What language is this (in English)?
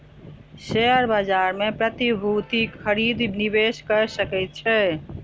Maithili